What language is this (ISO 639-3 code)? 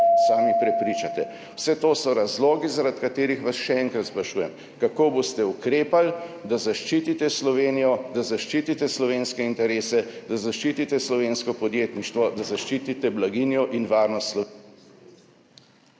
slv